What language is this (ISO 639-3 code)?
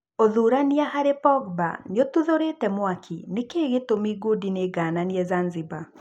kik